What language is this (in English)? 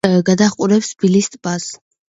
Georgian